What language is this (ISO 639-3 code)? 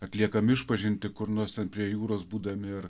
lit